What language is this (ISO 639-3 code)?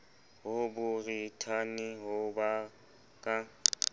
sot